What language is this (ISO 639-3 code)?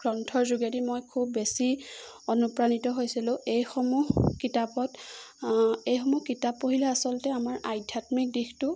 asm